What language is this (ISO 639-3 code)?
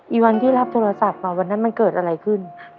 tha